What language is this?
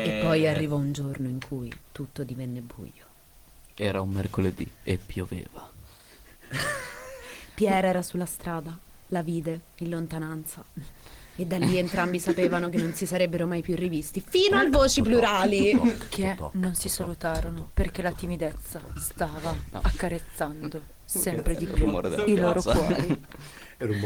Italian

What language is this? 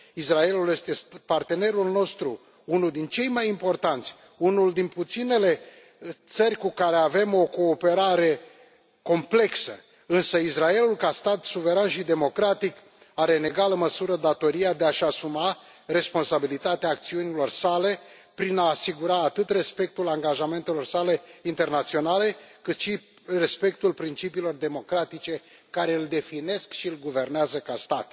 Romanian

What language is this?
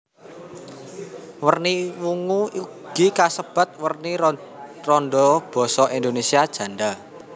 Javanese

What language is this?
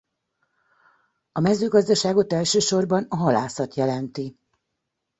Hungarian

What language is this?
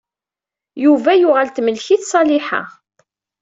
Kabyle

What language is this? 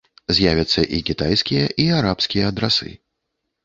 Belarusian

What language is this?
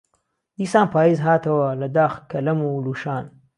Central Kurdish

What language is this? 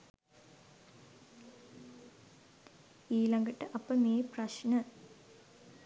Sinhala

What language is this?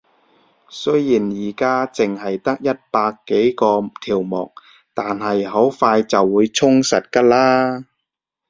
Cantonese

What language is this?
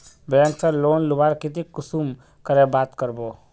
Magahi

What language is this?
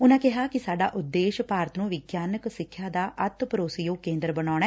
Punjabi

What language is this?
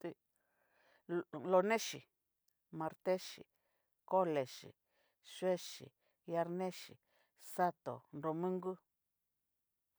Cacaloxtepec Mixtec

